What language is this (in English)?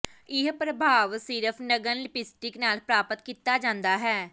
Punjabi